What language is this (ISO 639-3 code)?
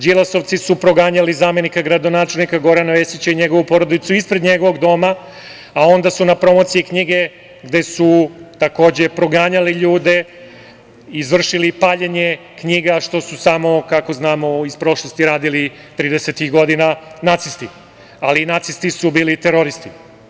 srp